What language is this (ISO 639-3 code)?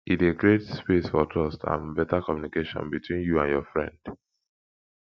pcm